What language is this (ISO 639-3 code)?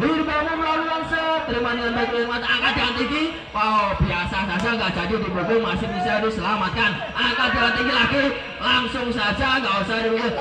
ind